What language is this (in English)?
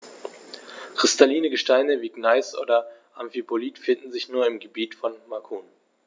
German